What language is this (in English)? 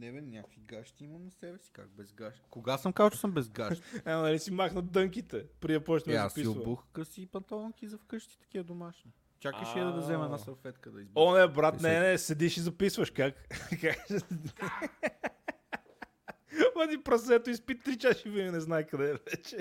Bulgarian